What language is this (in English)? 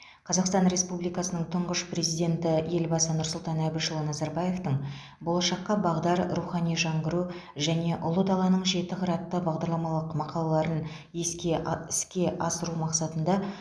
Kazakh